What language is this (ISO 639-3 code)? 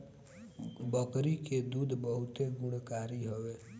bho